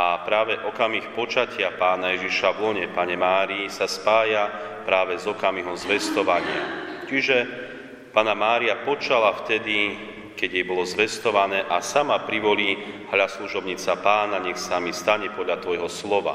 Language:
Slovak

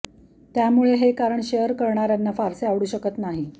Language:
Marathi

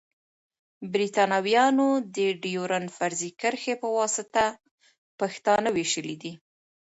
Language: Pashto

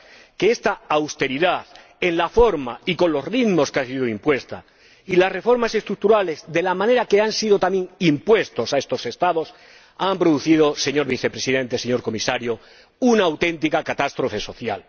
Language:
Spanish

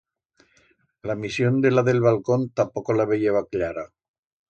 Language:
Aragonese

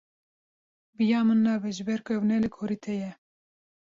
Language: Kurdish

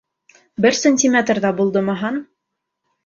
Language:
Bashkir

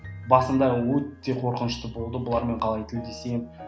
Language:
Kazakh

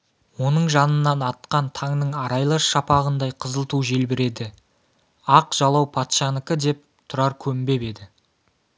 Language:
Kazakh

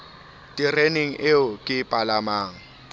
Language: Southern Sotho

